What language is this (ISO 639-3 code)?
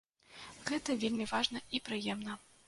bel